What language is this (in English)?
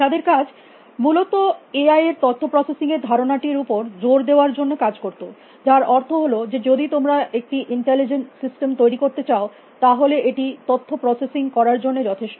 Bangla